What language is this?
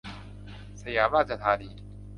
Thai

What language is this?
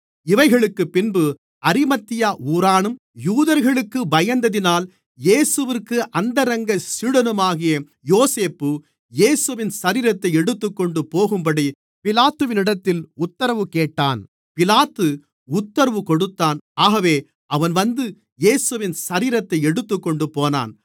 Tamil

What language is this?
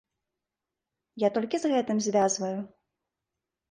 Belarusian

